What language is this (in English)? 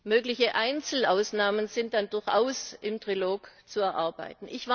German